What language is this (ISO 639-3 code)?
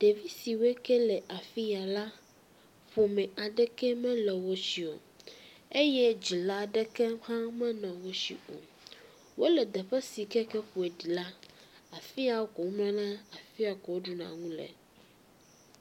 ewe